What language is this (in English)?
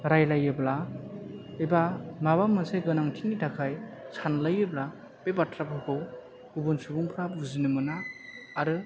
Bodo